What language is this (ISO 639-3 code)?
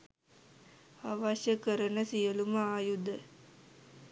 sin